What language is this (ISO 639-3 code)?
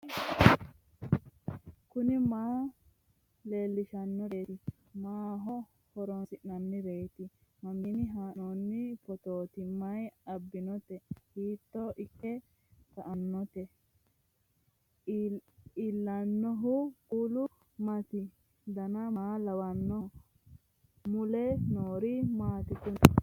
sid